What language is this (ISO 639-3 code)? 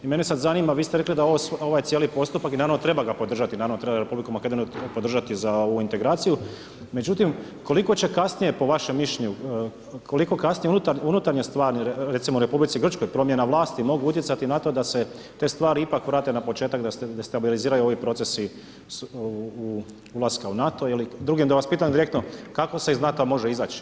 hrv